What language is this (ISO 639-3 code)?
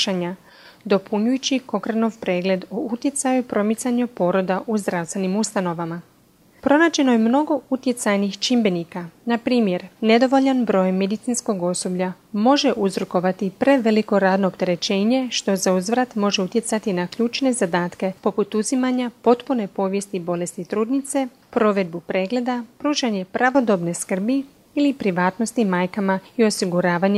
hrv